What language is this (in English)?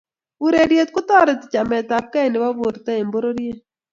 Kalenjin